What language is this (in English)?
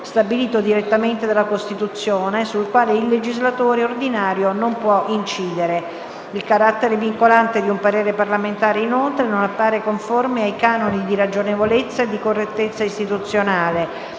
Italian